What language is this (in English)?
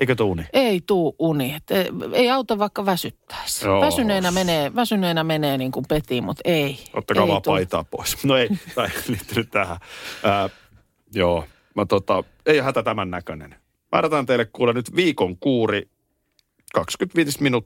Finnish